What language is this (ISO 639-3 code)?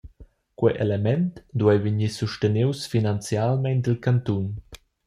roh